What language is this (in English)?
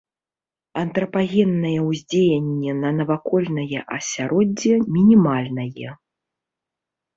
Belarusian